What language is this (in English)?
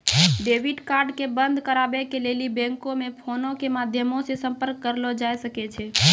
Maithili